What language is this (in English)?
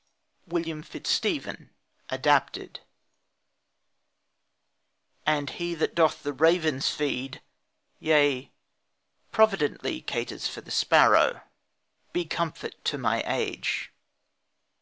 English